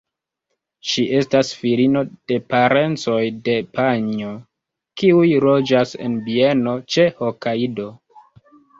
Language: Esperanto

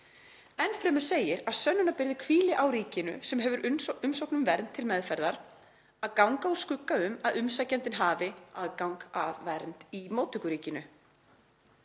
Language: Icelandic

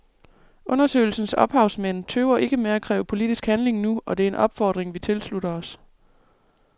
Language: Danish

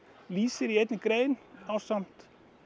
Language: Icelandic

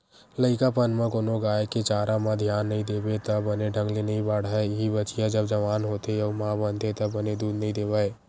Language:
Chhattisgarhi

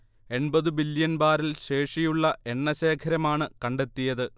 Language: Malayalam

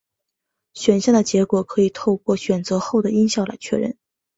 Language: Chinese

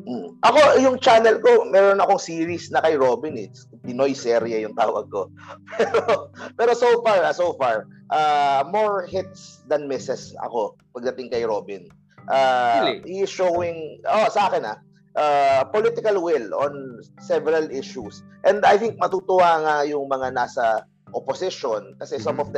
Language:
Filipino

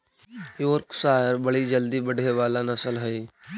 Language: Magahi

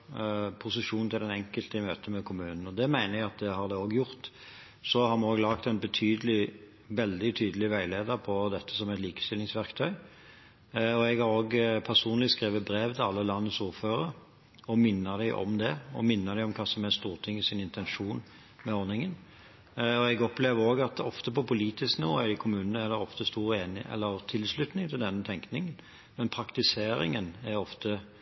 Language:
Norwegian Bokmål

